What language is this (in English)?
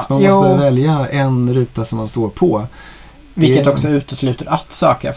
Swedish